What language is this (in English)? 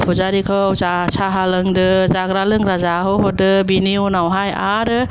Bodo